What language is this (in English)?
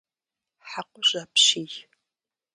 Kabardian